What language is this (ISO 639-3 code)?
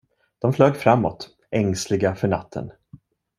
swe